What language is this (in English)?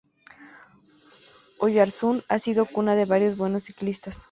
Spanish